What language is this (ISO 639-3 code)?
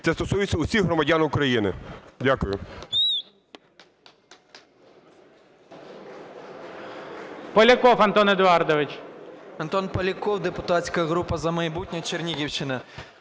ukr